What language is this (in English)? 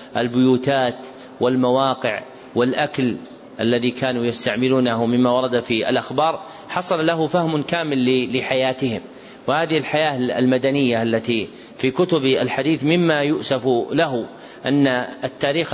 Arabic